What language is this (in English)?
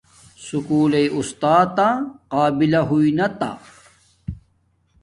Domaaki